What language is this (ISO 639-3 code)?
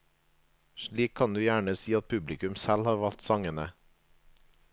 nor